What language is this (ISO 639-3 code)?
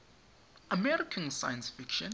tsn